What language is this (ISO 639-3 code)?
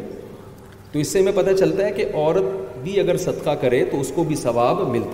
urd